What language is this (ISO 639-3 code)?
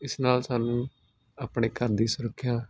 pan